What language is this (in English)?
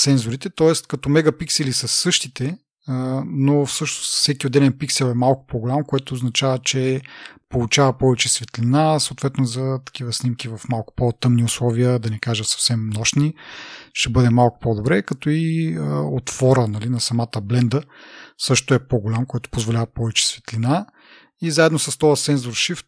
Bulgarian